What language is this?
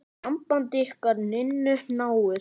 Icelandic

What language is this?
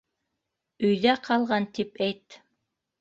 Bashkir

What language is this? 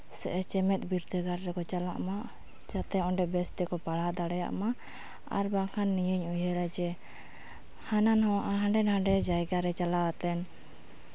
Santali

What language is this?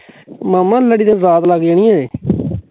Punjabi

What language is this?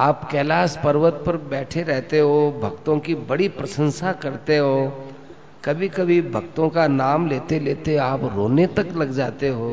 Hindi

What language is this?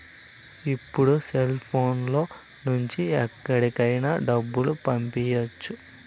Telugu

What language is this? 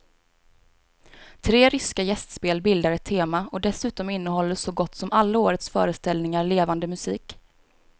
Swedish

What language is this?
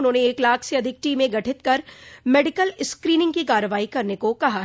Hindi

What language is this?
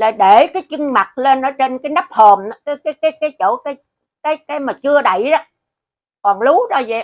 Vietnamese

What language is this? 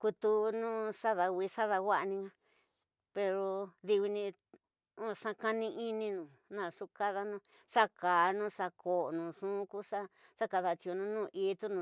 Tidaá Mixtec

